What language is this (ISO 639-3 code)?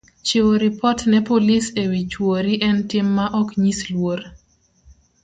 luo